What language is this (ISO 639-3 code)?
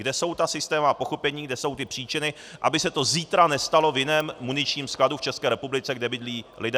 ces